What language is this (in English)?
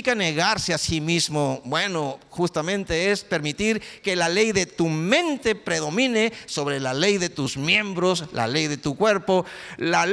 Spanish